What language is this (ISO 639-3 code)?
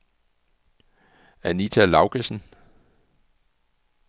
dan